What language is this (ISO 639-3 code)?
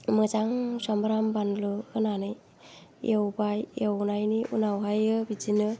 brx